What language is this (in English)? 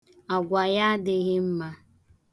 Igbo